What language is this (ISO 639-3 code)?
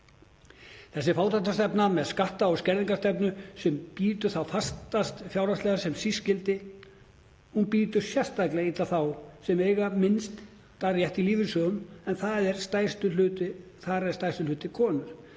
isl